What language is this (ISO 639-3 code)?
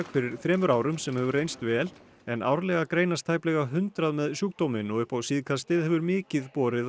isl